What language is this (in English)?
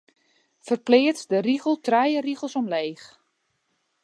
Western Frisian